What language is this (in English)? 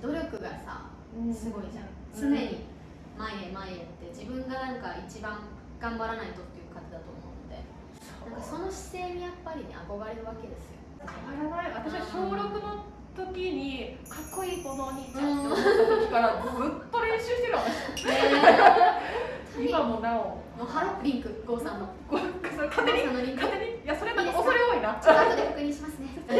Japanese